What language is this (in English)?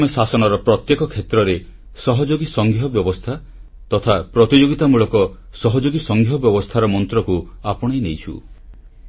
Odia